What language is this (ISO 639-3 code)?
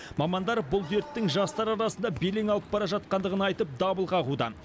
kaz